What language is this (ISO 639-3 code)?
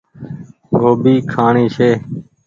gig